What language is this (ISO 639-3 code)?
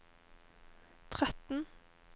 nor